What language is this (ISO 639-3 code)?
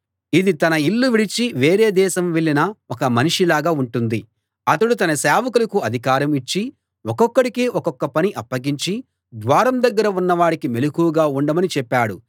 tel